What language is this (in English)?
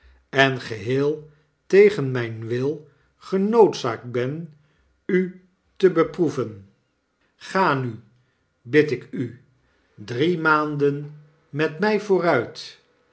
Dutch